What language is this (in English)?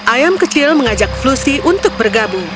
Indonesian